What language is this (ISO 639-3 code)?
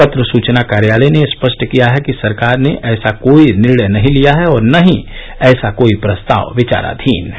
hin